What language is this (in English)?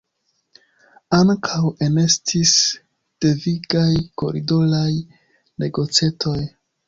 Esperanto